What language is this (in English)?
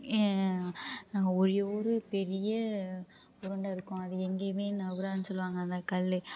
Tamil